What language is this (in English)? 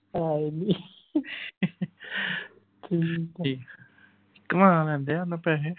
Punjabi